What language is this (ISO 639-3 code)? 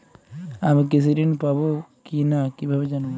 ben